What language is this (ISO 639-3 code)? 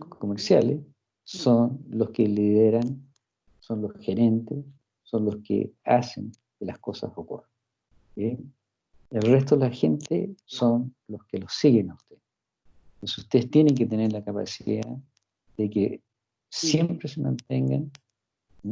spa